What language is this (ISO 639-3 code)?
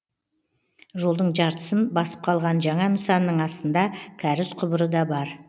kaz